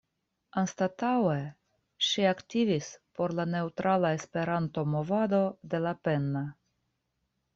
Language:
Esperanto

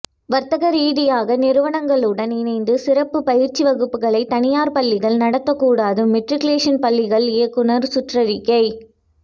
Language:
Tamil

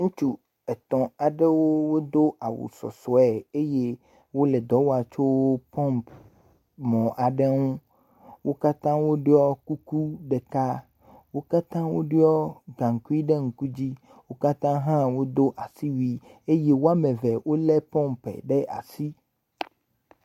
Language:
Ewe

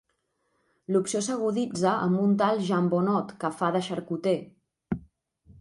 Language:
Catalan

